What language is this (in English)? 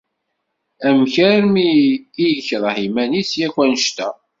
Kabyle